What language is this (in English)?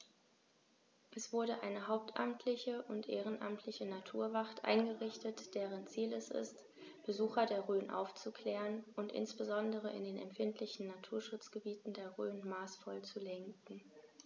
German